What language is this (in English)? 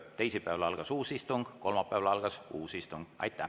Estonian